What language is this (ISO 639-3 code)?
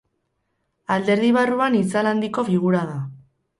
eus